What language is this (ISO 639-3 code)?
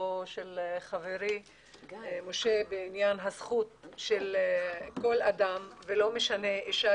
heb